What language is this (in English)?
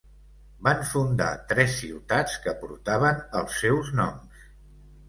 Catalan